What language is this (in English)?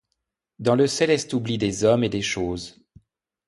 French